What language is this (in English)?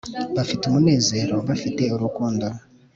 Kinyarwanda